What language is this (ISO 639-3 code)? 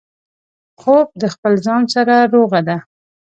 pus